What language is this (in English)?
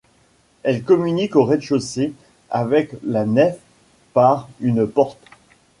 French